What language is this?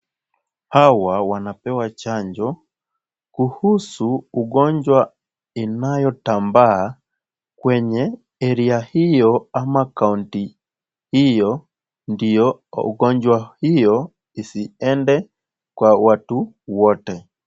Swahili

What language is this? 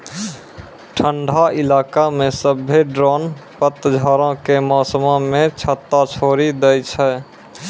Maithili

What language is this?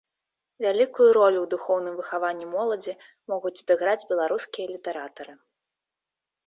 Belarusian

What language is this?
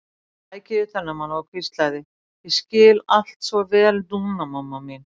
Icelandic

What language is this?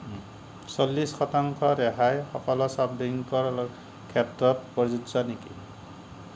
Assamese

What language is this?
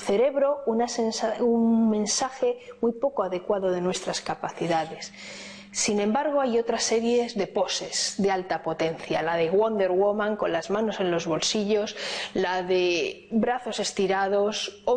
Spanish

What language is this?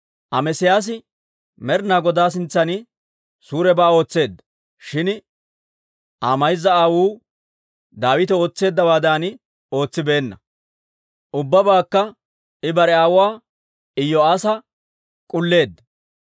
Dawro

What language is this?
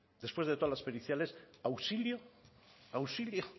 Spanish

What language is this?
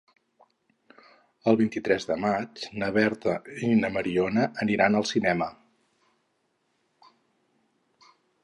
Catalan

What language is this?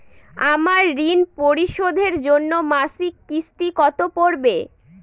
Bangla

